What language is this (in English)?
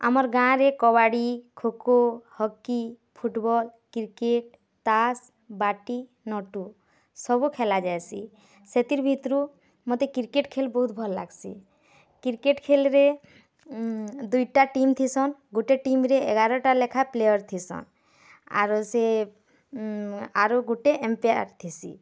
Odia